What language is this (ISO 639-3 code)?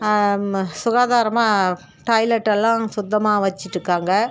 tam